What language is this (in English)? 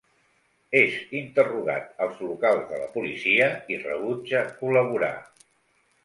Catalan